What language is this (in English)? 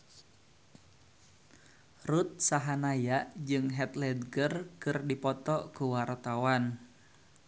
Sundanese